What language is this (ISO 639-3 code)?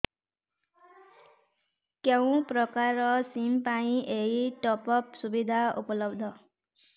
ori